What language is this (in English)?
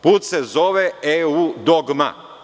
Serbian